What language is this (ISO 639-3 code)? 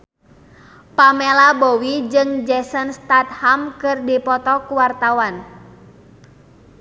sun